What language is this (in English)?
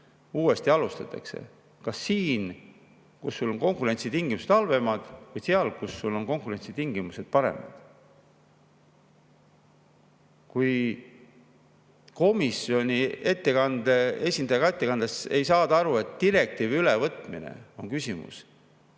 Estonian